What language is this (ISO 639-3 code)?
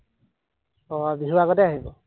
asm